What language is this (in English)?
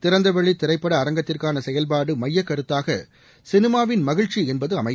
Tamil